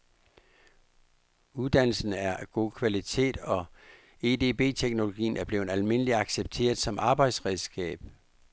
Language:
Danish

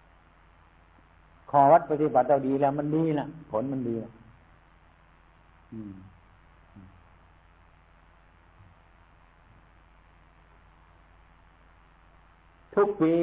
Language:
Thai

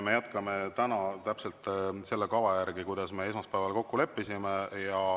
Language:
Estonian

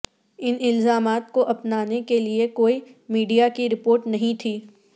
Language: Urdu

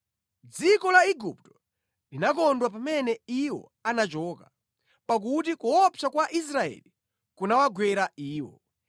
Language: Nyanja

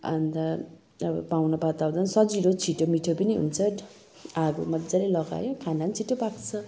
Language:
Nepali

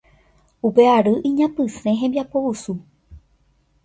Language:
Guarani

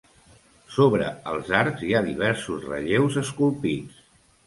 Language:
Catalan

